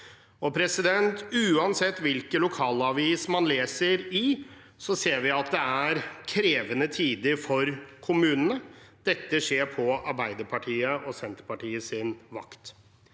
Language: Norwegian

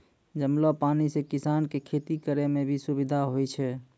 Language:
Maithili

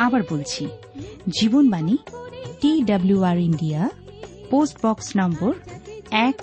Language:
Bangla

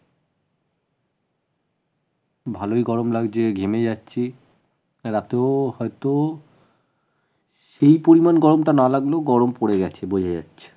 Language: Bangla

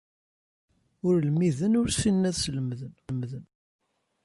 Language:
Kabyle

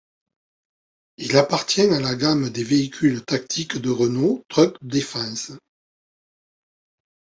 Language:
French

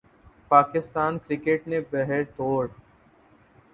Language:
Urdu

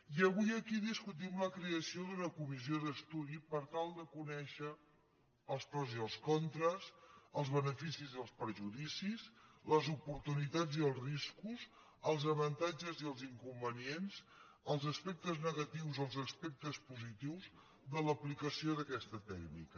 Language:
Catalan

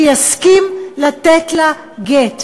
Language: Hebrew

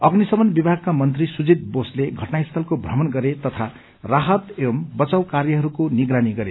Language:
Nepali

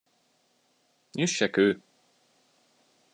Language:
Hungarian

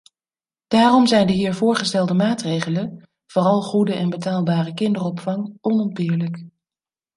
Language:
Dutch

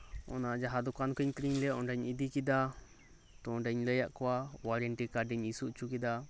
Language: Santali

